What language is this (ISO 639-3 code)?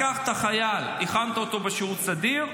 heb